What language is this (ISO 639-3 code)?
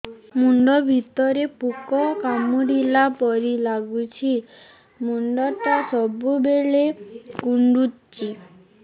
ori